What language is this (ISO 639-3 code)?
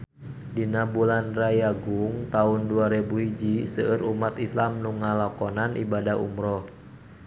sun